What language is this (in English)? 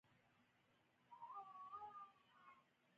Pashto